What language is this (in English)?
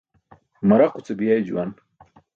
Burushaski